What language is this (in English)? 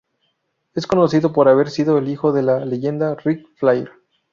Spanish